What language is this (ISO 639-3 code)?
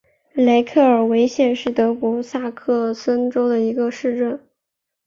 zho